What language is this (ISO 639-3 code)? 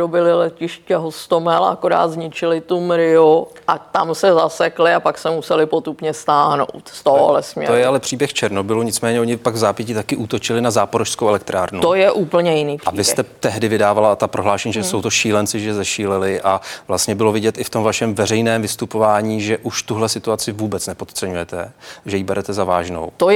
ces